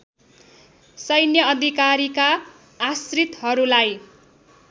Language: Nepali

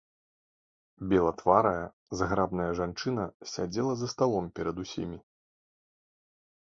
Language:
Belarusian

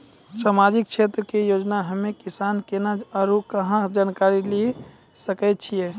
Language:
Maithili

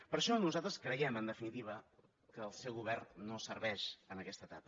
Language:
Catalan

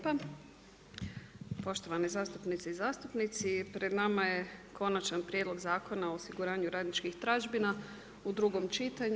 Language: Croatian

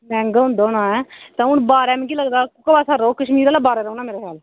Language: Dogri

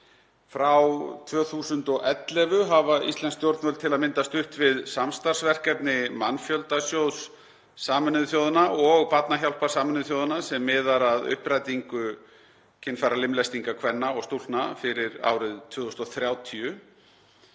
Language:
Icelandic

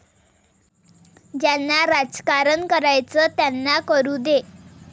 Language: Marathi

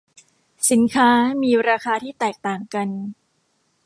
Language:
Thai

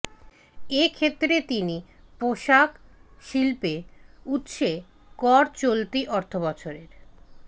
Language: Bangla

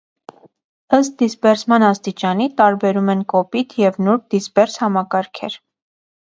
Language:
Armenian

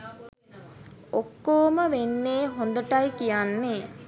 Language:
Sinhala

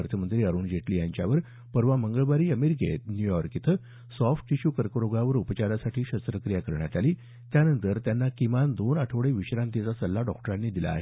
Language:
Marathi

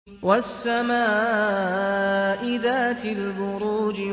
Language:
Arabic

